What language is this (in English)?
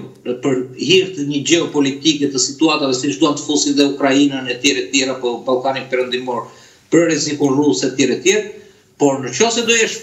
Romanian